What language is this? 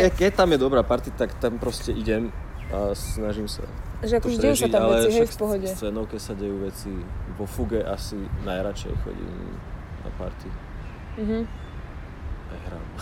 Slovak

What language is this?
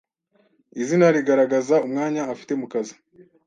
Kinyarwanda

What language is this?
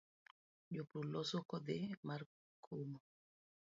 Luo (Kenya and Tanzania)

